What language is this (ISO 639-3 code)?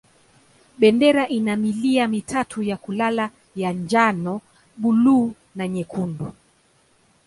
swa